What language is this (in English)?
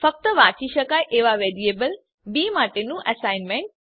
Gujarati